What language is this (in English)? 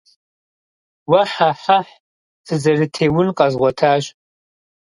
Kabardian